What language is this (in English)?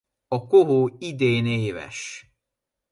Hungarian